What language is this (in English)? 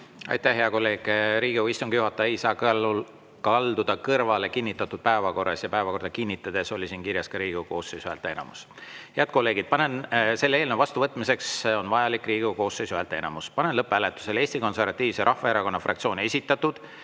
Estonian